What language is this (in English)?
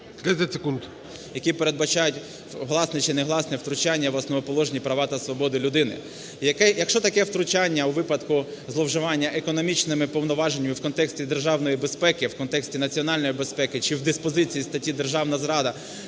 Ukrainian